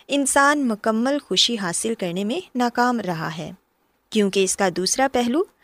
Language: Urdu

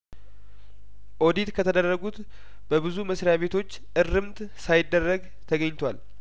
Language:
Amharic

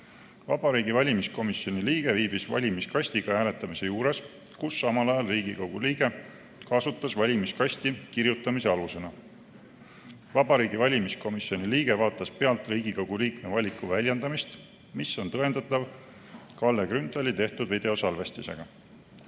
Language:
Estonian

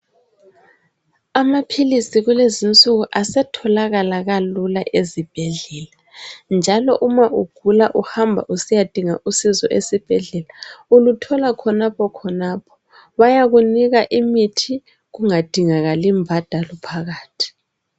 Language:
North Ndebele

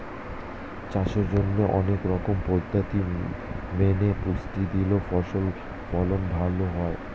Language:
Bangla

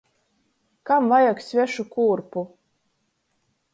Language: Latgalian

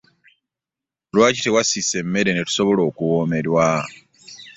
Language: Ganda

